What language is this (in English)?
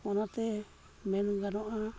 Santali